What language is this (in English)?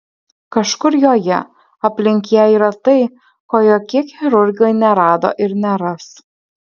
Lithuanian